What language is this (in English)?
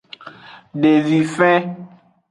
Aja (Benin)